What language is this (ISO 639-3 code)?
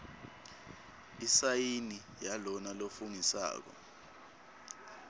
ssw